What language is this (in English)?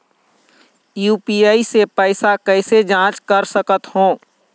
Chhattisgarhi